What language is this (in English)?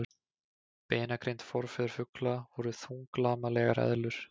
Icelandic